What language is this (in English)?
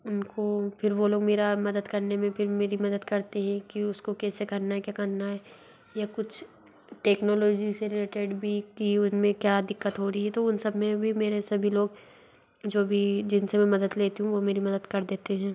Hindi